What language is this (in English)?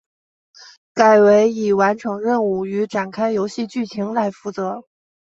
Chinese